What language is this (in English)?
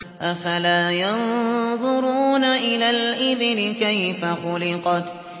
Arabic